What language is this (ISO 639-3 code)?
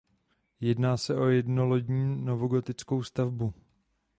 ces